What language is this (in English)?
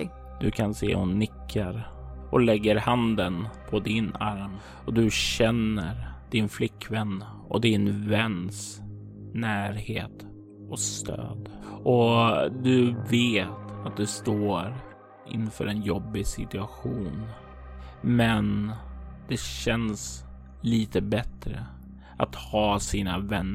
Swedish